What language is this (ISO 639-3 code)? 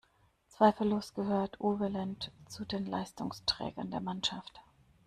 deu